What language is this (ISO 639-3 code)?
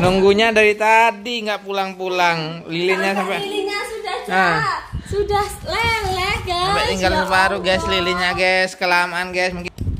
ind